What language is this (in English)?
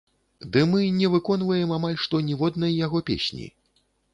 Belarusian